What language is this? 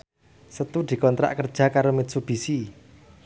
Javanese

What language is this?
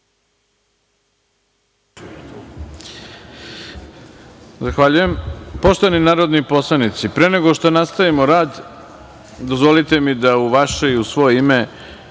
Serbian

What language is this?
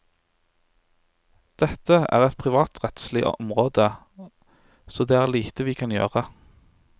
Norwegian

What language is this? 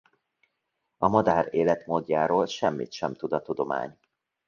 Hungarian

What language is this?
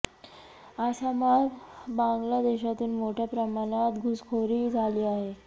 Marathi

